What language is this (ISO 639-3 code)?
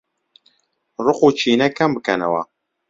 ckb